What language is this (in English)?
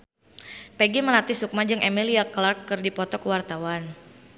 Sundanese